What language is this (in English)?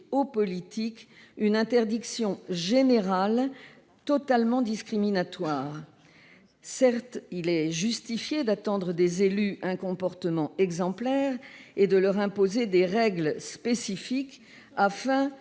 French